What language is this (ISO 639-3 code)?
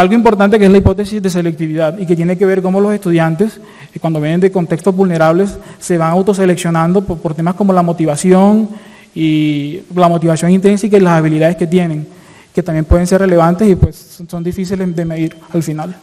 spa